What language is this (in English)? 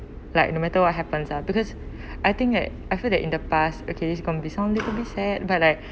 English